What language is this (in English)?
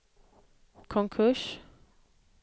Swedish